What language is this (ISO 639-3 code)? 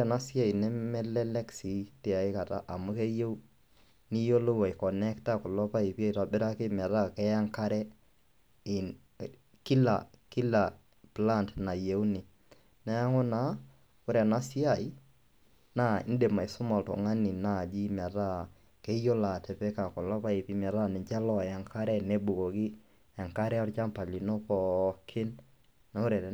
mas